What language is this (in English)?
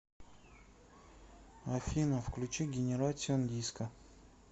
Russian